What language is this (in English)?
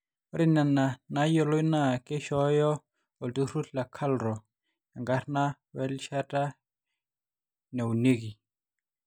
Masai